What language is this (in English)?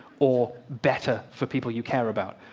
English